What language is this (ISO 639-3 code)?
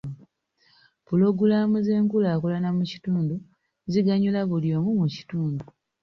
lug